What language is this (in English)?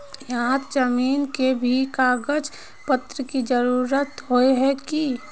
Magahi